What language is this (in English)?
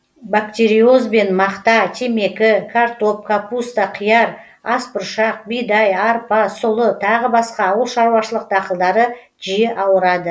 Kazakh